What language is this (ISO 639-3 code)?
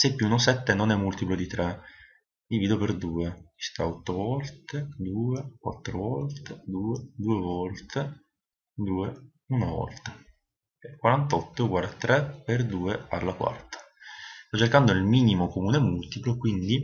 ita